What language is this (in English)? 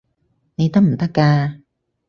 Cantonese